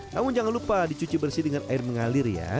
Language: Indonesian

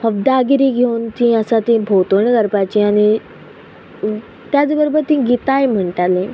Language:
Konkani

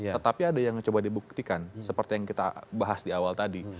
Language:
Indonesian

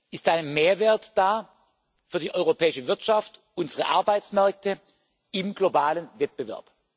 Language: German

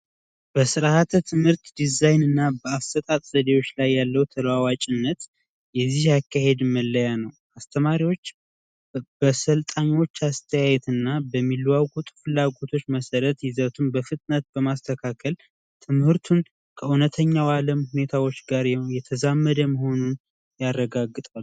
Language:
Amharic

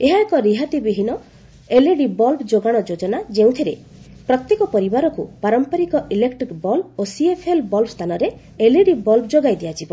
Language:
Odia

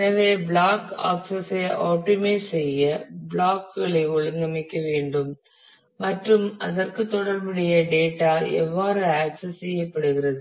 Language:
Tamil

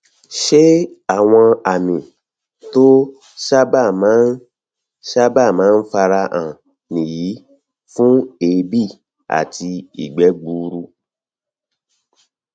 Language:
Yoruba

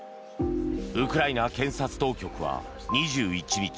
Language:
Japanese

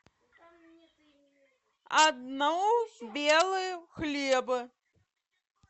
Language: Russian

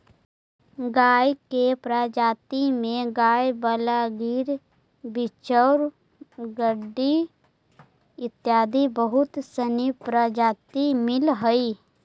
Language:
Magahi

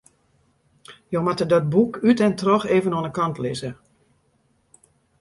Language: Western Frisian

